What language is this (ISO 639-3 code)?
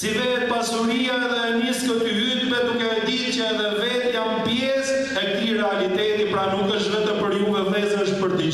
ron